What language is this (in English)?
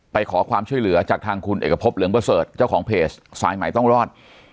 Thai